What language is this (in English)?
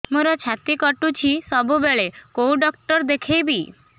Odia